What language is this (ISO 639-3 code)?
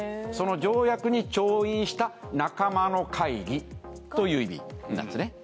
jpn